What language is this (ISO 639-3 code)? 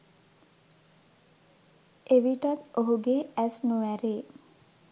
sin